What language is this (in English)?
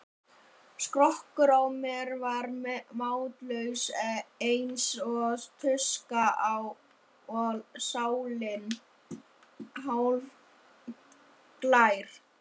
Icelandic